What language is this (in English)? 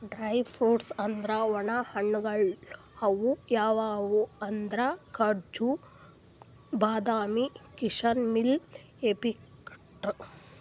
Kannada